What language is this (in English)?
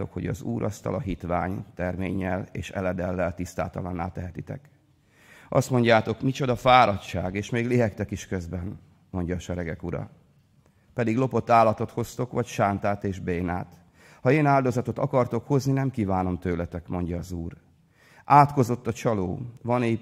Hungarian